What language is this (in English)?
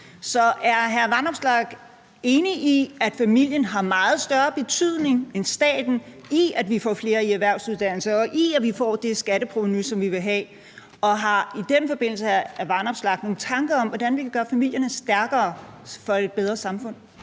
Danish